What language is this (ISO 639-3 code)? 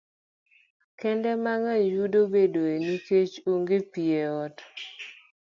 luo